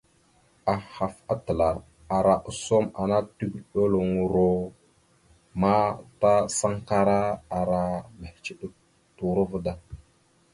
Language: Mada (Cameroon)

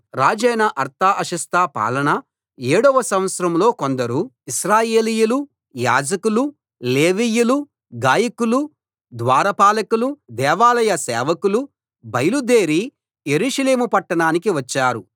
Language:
Telugu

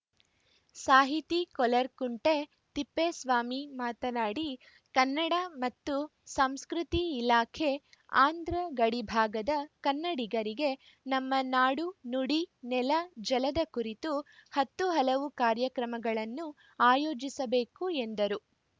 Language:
Kannada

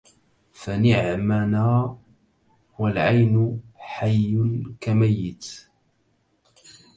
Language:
Arabic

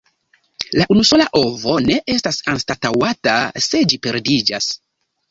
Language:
Esperanto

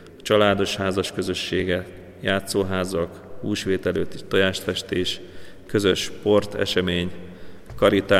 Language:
Hungarian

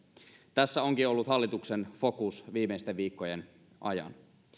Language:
Finnish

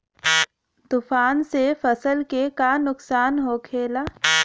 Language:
Bhojpuri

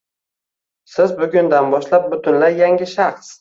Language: Uzbek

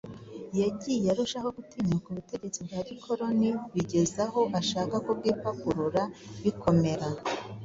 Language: Kinyarwanda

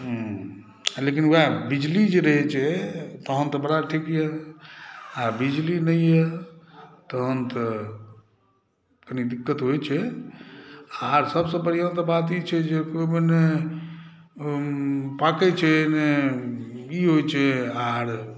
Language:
Maithili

